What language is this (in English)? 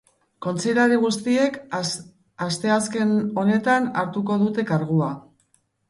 Basque